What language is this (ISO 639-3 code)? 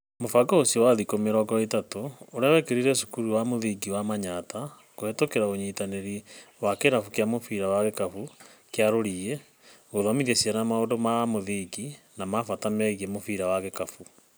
kik